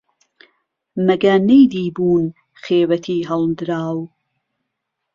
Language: Central Kurdish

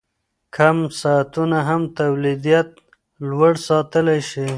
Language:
Pashto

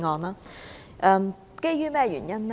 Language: Cantonese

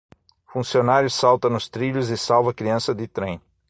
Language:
Portuguese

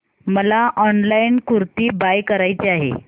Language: Marathi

